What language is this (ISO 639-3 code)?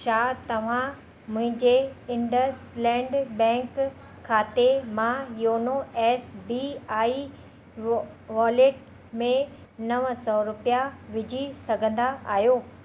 snd